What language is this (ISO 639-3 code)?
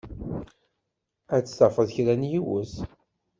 kab